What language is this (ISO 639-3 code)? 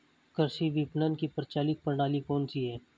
hin